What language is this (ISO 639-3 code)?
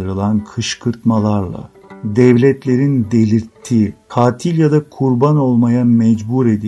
tur